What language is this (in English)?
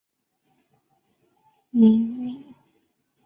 Chinese